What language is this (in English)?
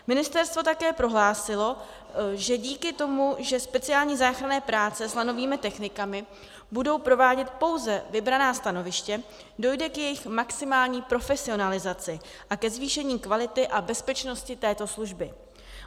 Czech